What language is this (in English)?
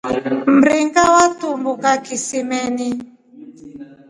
Rombo